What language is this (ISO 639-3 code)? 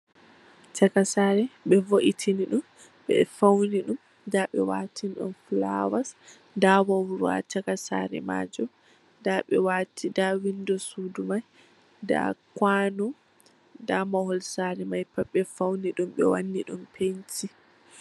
ful